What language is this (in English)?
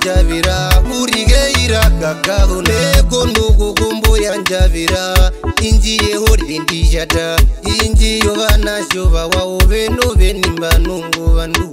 Arabic